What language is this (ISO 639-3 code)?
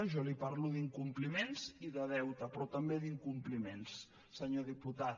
cat